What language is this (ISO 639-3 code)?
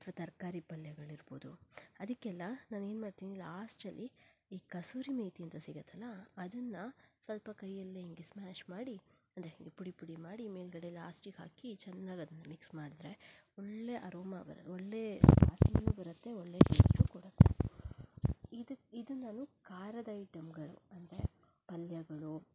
kan